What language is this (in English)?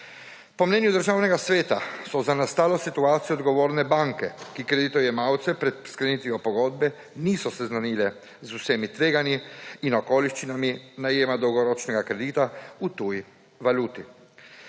Slovenian